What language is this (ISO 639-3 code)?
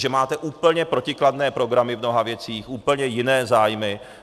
ces